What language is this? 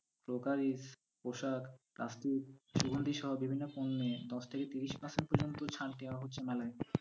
Bangla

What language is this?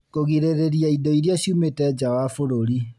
Kikuyu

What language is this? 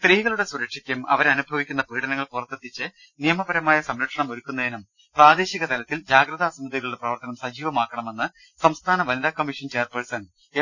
Malayalam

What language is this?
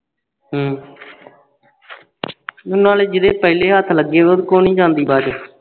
Punjabi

